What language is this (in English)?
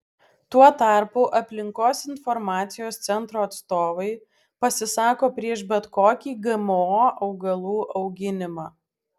Lithuanian